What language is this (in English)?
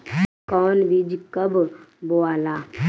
Bhojpuri